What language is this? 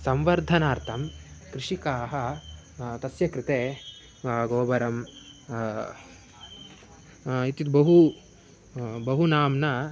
Sanskrit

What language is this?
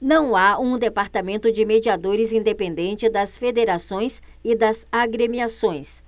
Portuguese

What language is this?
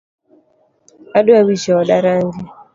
Luo (Kenya and Tanzania)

